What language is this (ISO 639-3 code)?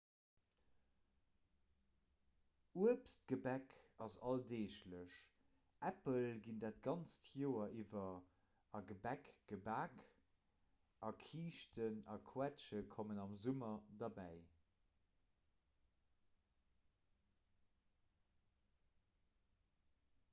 ltz